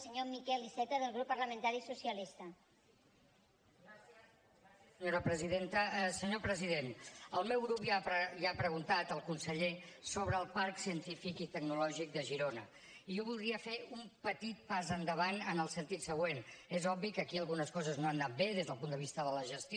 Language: Catalan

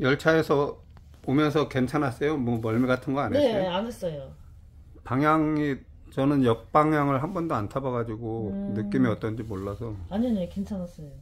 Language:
Korean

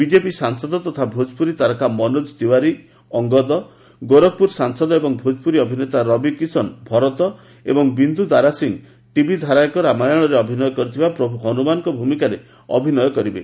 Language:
Odia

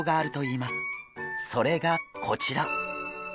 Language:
Japanese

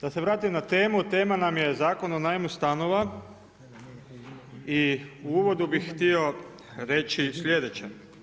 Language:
Croatian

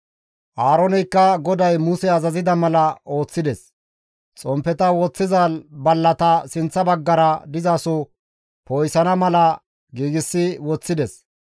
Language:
Gamo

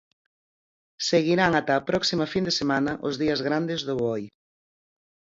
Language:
Galician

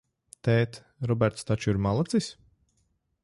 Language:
Latvian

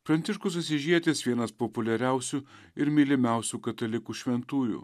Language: Lithuanian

